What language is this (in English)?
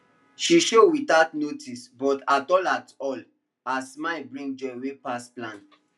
Nigerian Pidgin